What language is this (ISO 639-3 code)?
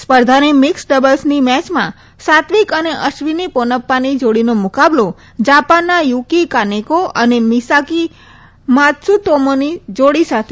guj